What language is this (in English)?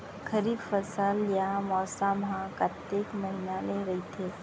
Chhattisgarhi